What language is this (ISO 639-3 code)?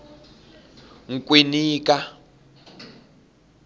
tso